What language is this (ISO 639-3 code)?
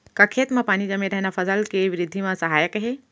hne